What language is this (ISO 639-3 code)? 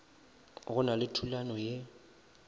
nso